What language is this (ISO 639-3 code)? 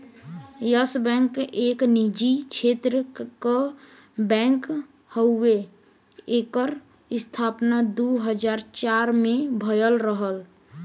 bho